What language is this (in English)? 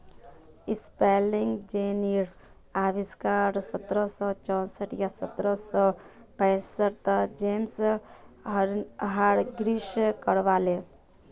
Magahi